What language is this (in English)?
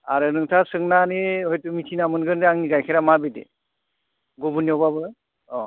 Bodo